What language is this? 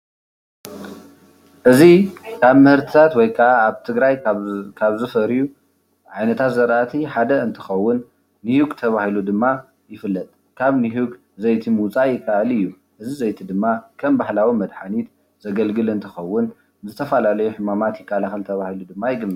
Tigrinya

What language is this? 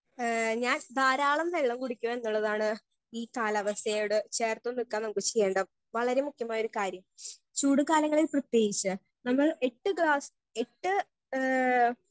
Malayalam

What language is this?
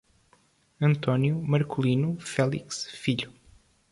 Portuguese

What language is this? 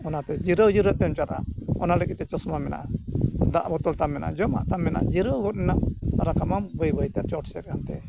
Santali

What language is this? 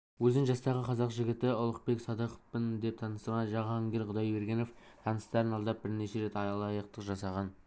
Kazakh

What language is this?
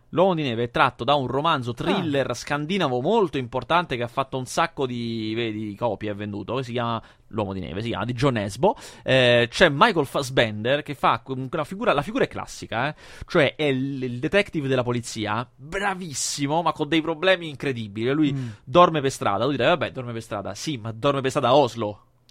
Italian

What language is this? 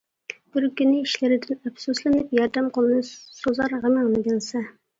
Uyghur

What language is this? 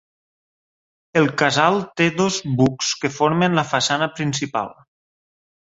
Catalan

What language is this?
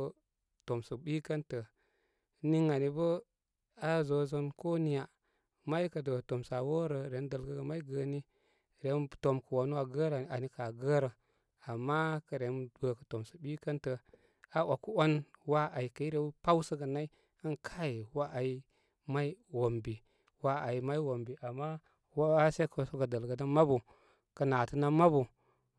Koma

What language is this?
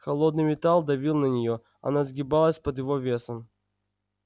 Russian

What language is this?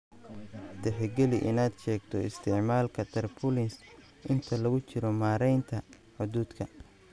Somali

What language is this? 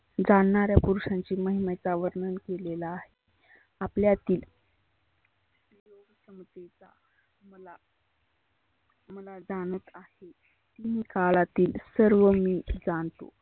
Marathi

